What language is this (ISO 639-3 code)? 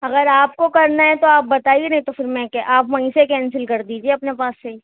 urd